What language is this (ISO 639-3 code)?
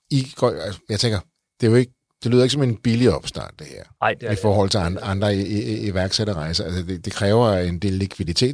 dan